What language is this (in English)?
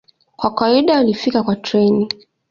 Swahili